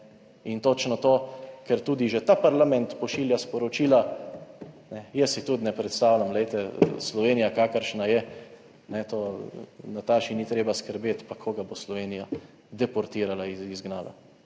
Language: Slovenian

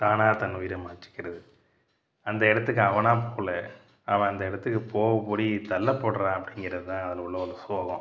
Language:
Tamil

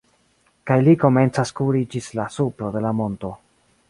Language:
Esperanto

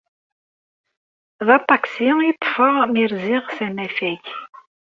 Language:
Kabyle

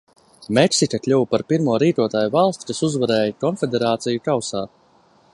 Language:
Latvian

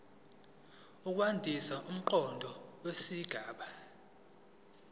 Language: Zulu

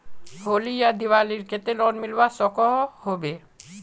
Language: Magahi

